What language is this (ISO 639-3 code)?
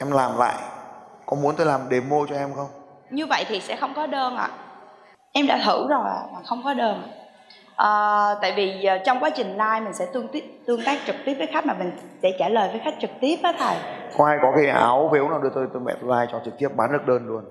vie